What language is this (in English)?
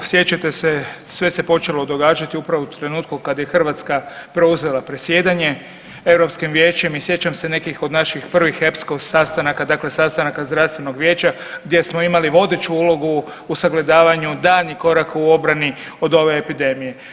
Croatian